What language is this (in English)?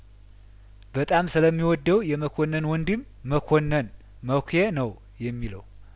Amharic